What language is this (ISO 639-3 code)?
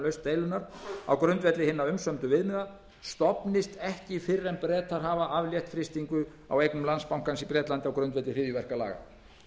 isl